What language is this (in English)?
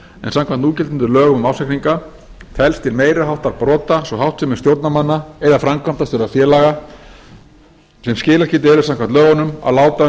Icelandic